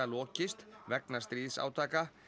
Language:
Icelandic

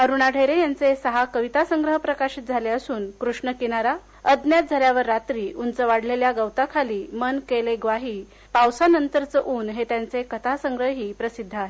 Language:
Marathi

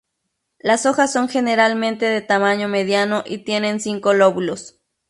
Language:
Spanish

